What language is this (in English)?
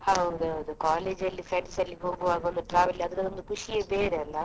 Kannada